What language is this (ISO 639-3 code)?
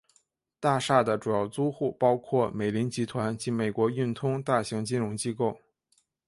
zho